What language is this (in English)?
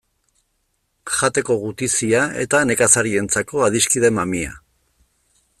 Basque